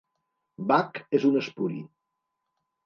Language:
Catalan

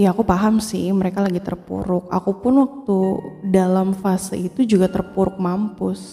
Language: Indonesian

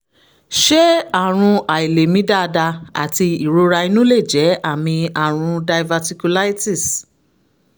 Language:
Yoruba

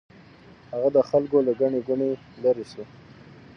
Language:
Pashto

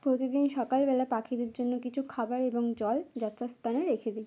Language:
Bangla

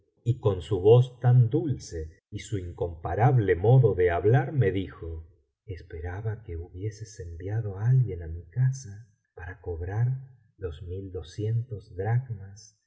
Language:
Spanish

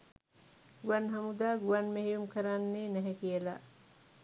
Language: Sinhala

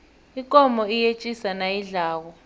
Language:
South Ndebele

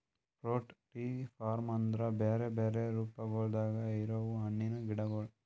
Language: Kannada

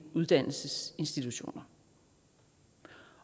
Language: Danish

